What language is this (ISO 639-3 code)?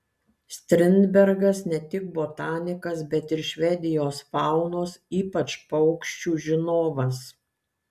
lit